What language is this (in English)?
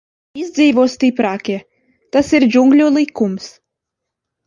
Latvian